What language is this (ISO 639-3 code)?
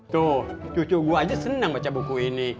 ind